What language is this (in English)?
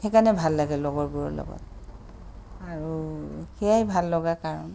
Assamese